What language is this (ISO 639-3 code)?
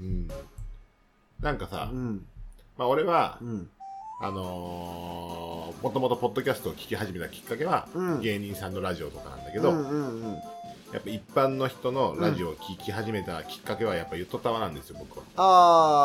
jpn